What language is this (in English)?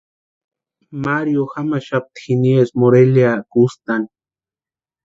Western Highland Purepecha